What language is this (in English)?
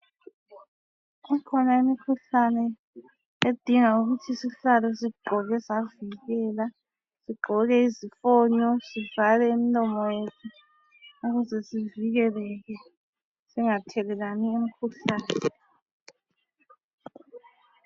North Ndebele